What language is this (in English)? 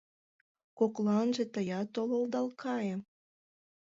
Mari